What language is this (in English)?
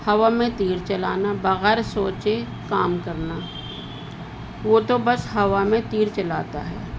Urdu